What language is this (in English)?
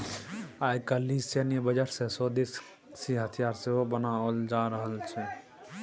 Maithili